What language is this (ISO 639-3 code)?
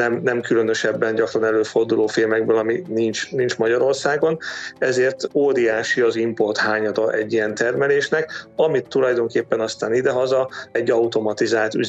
hun